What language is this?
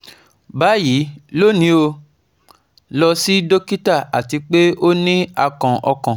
Yoruba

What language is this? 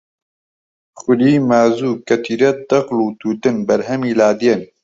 Central Kurdish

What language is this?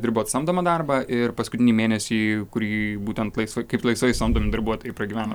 Lithuanian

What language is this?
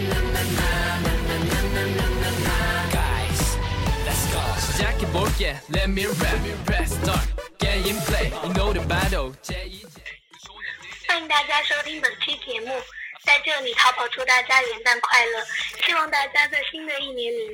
Chinese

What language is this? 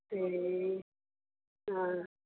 Nepali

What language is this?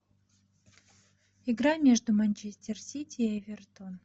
Russian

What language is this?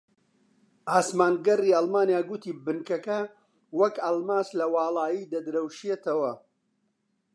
Central Kurdish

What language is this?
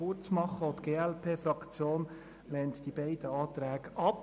Swiss German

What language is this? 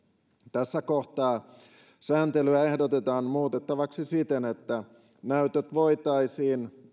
Finnish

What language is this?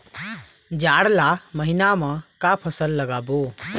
Chhattisgarhi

